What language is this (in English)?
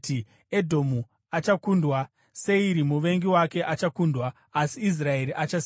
Shona